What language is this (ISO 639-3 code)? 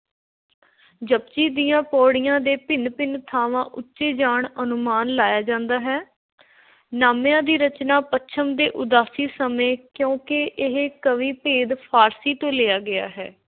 pan